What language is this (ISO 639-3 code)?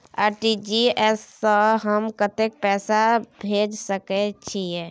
mai